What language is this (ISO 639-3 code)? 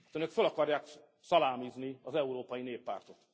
hun